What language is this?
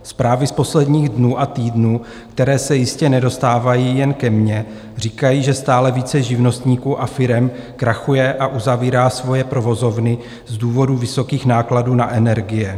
Czech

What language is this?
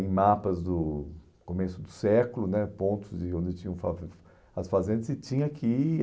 Portuguese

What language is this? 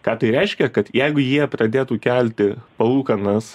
Lithuanian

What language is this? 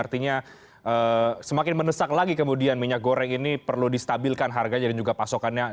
Indonesian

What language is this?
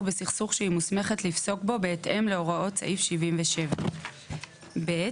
Hebrew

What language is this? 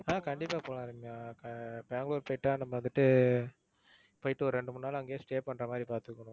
Tamil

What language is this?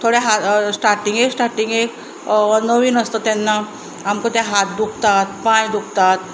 Konkani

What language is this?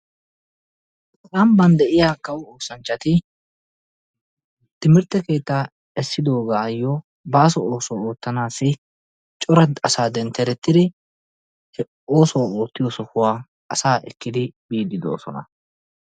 Wolaytta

